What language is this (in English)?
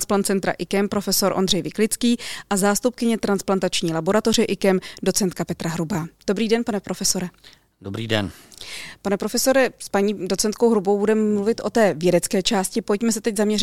Czech